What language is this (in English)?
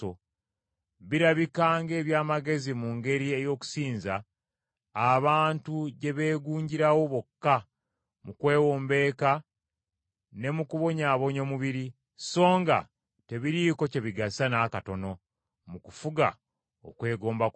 Ganda